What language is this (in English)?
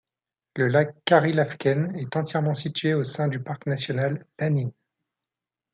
French